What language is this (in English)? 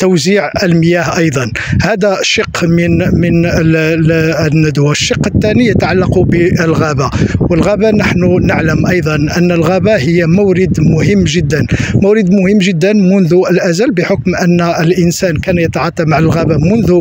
Arabic